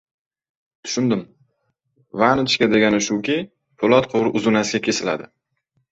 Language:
Uzbek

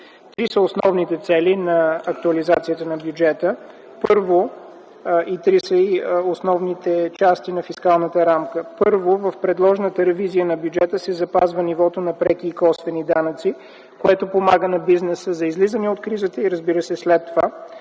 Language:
Bulgarian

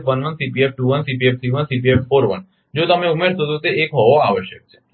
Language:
Gujarati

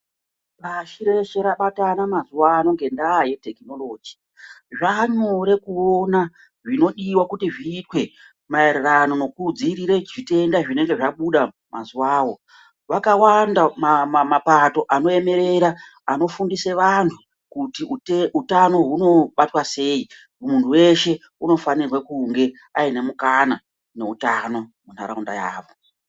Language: Ndau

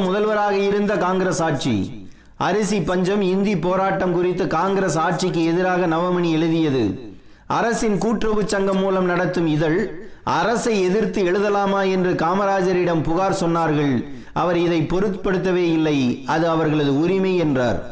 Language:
Tamil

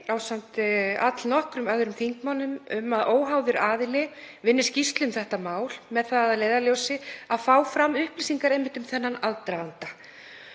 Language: Icelandic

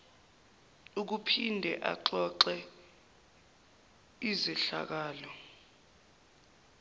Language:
Zulu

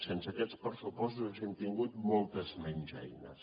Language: Catalan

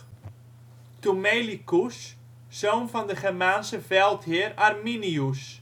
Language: Dutch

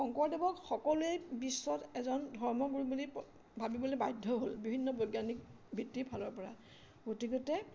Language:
Assamese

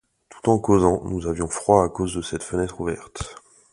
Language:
French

